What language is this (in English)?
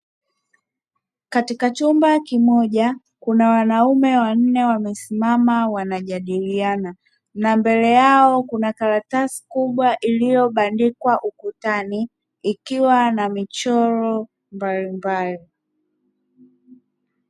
Swahili